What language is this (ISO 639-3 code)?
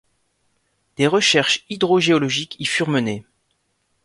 fra